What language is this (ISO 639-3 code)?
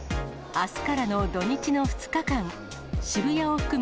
jpn